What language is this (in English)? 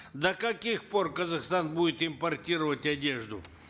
Kazakh